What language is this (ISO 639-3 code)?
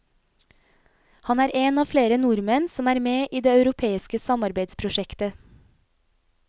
nor